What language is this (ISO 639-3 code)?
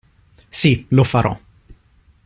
ita